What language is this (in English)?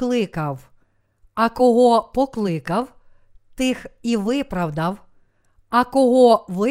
Ukrainian